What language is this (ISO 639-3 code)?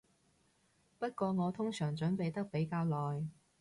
yue